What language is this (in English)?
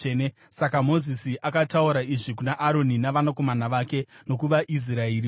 Shona